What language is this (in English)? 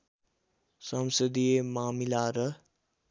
Nepali